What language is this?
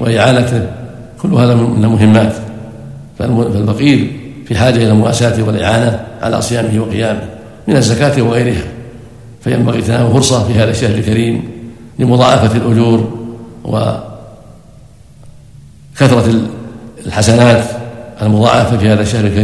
Arabic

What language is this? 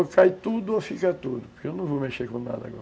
Portuguese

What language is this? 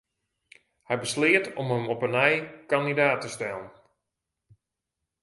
Western Frisian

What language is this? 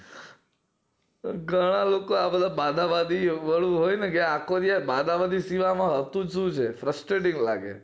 Gujarati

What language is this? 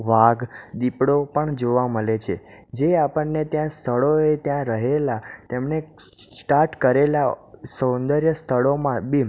Gujarati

